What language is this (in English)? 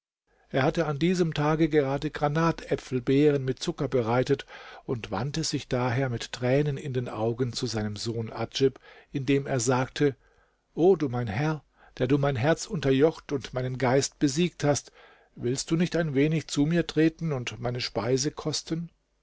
German